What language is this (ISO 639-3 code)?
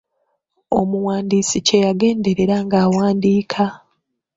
lug